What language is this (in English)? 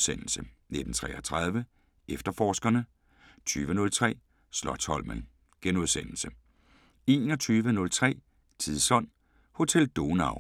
Danish